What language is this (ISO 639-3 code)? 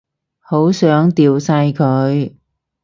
yue